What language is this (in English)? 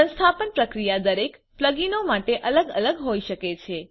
Gujarati